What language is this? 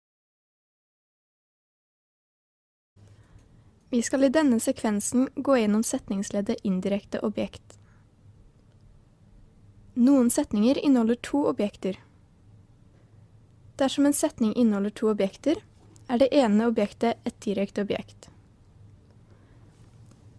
Norwegian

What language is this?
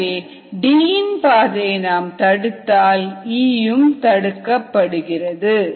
Tamil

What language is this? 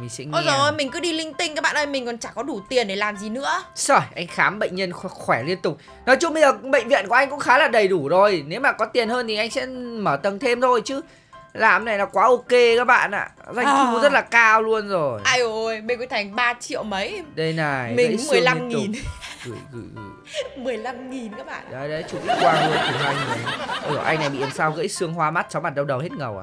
Vietnamese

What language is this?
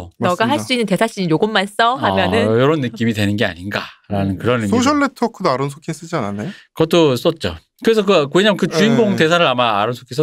Korean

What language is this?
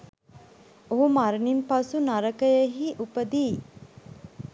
Sinhala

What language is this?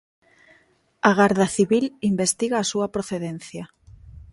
Galician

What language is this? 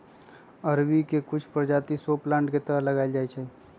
Magahi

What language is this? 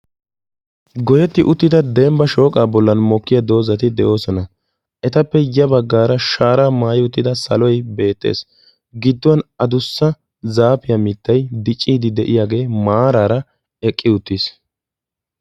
Wolaytta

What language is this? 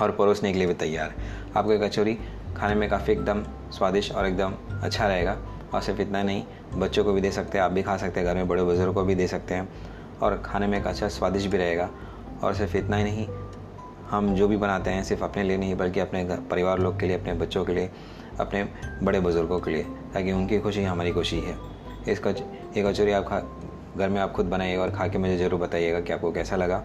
Hindi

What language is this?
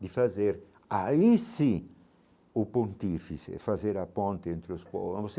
Portuguese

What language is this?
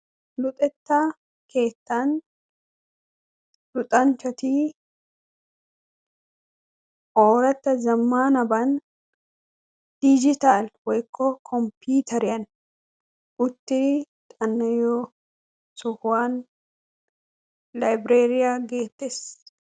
Wolaytta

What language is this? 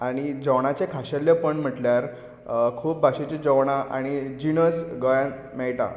Konkani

